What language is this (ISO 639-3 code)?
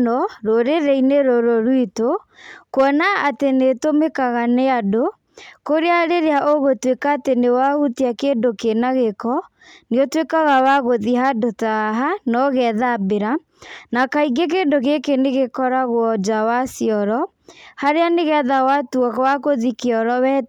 kik